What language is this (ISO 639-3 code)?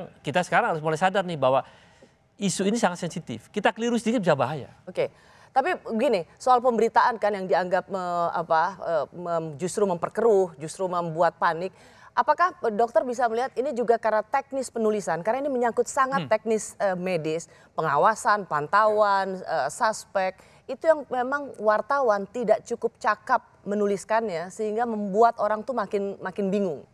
ind